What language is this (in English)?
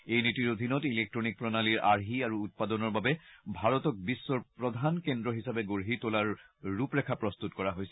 Assamese